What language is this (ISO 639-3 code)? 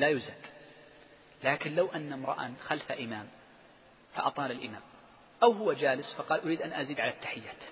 ara